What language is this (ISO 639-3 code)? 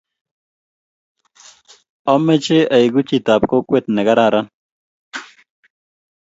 kln